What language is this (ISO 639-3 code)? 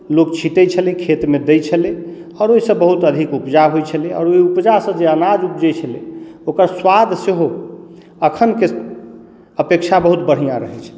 mai